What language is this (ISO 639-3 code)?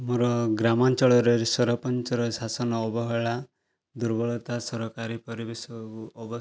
ori